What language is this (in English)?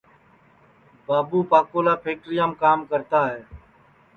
Sansi